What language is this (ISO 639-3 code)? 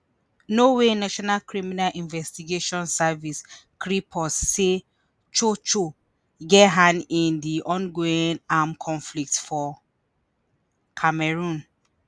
pcm